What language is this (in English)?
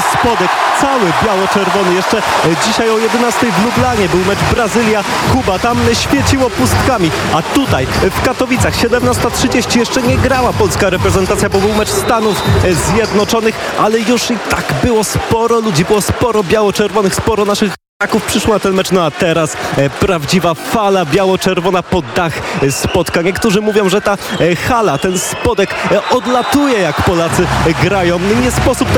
Polish